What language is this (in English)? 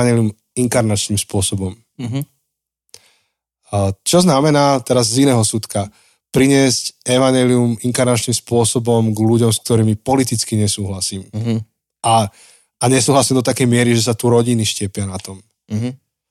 Slovak